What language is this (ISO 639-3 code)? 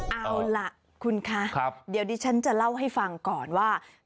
tha